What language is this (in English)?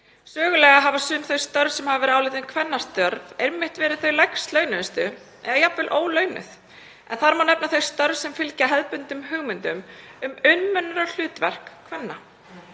Icelandic